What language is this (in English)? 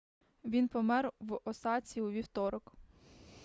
Ukrainian